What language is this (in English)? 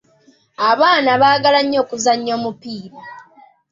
Ganda